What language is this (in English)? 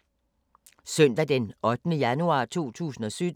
Danish